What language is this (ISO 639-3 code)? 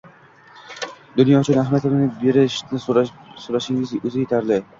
uzb